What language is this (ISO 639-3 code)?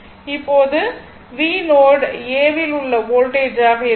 tam